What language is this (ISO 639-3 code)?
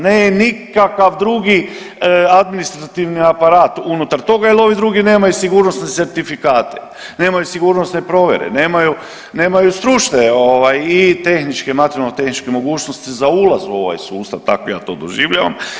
hrv